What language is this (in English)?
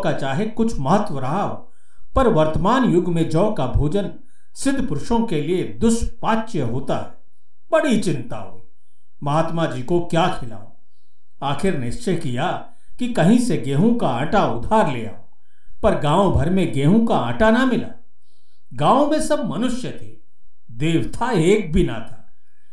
Hindi